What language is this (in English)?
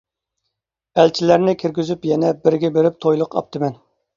Uyghur